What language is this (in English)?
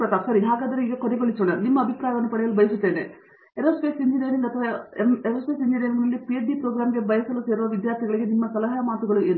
Kannada